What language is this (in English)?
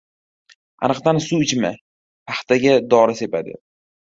Uzbek